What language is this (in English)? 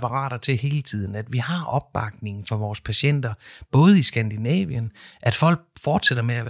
Danish